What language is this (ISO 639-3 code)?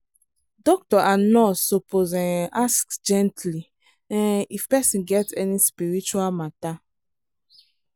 pcm